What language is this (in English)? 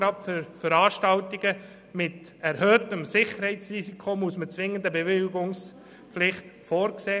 Swiss German